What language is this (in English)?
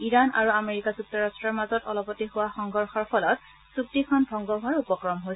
Assamese